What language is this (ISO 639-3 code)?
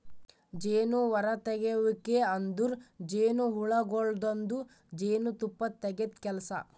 kan